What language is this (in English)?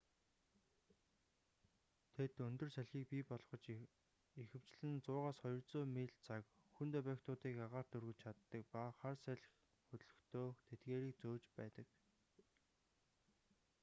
Mongolian